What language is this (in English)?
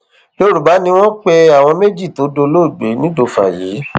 Yoruba